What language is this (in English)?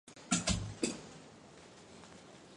Chinese